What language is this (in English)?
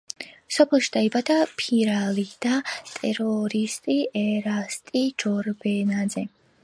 Georgian